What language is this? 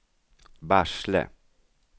Swedish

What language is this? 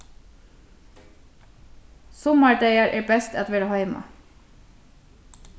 Faroese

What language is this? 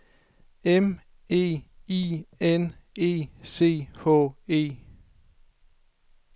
Danish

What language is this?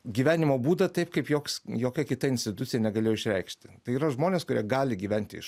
Lithuanian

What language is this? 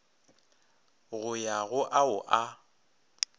Northern Sotho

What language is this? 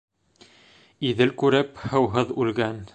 Bashkir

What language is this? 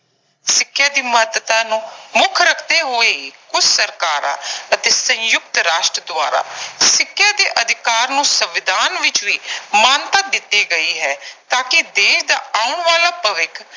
Punjabi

